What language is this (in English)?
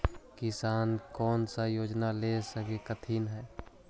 Magahi